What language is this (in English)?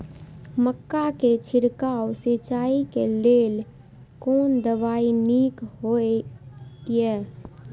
Maithili